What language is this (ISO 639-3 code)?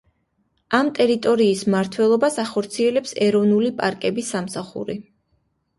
kat